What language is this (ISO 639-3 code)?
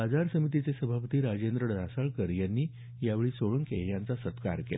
mar